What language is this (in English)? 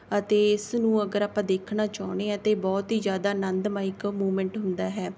Punjabi